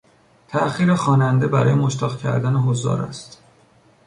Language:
Persian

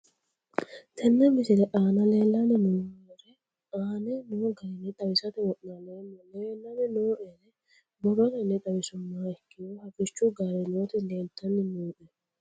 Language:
Sidamo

